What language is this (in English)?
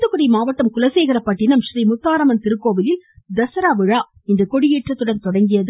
Tamil